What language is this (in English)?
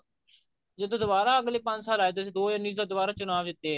Punjabi